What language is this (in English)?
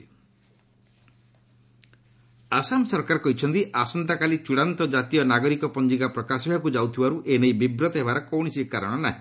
Odia